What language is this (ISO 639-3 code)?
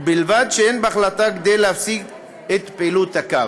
heb